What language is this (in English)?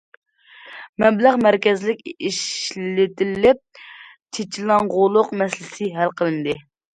Uyghur